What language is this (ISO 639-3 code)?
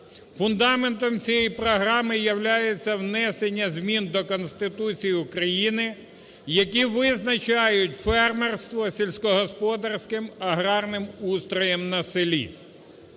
ukr